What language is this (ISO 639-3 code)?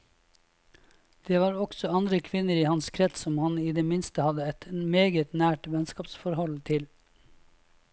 nor